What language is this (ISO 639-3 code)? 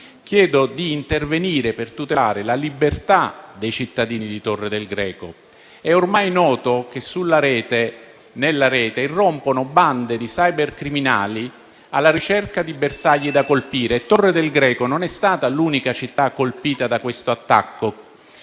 ita